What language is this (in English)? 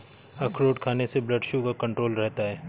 Hindi